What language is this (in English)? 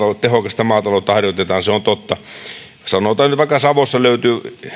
Finnish